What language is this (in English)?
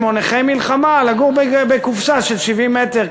Hebrew